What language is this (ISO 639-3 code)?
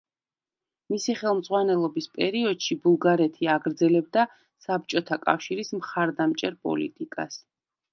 kat